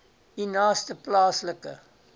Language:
Afrikaans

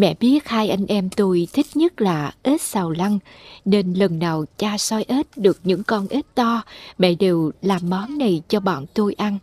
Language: Vietnamese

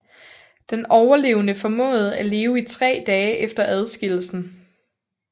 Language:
Danish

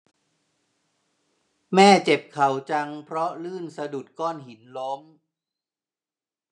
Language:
Thai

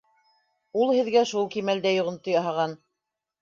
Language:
Bashkir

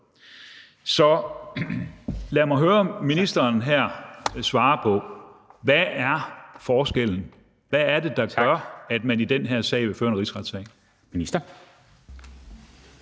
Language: Danish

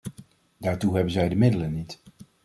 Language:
Dutch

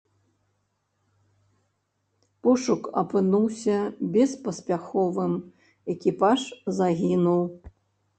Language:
Belarusian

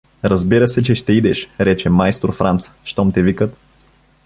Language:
Bulgarian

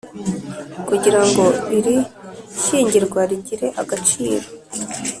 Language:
Kinyarwanda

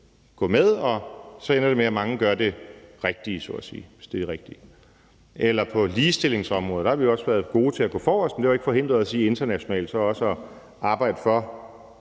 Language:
Danish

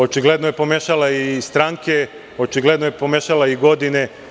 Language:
Serbian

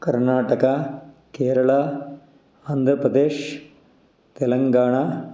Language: Kannada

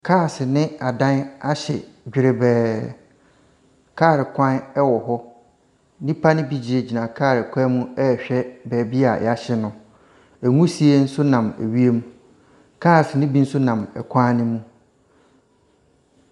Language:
Akan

